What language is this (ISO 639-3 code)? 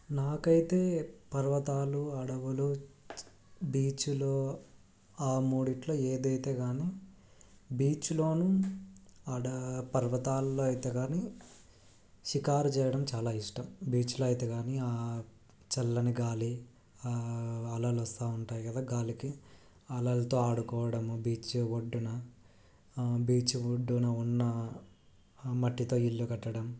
tel